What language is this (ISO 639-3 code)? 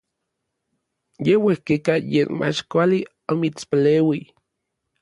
nlv